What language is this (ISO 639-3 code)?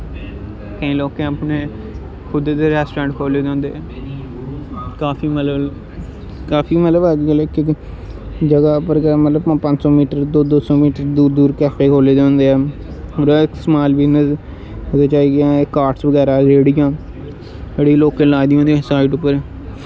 doi